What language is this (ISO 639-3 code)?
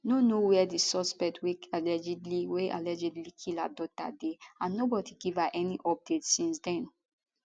pcm